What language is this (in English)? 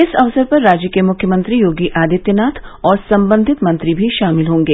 Hindi